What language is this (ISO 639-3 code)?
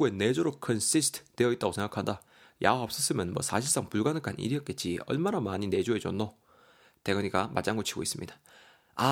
kor